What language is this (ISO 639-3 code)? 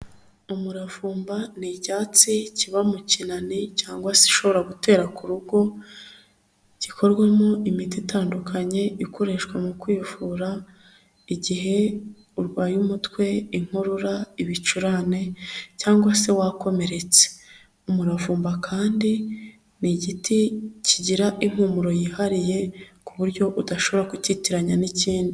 kin